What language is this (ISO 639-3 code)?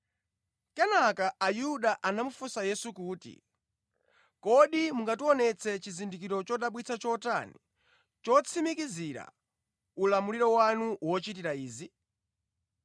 nya